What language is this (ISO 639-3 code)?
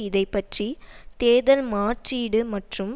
tam